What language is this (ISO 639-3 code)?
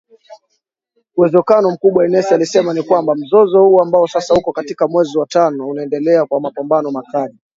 swa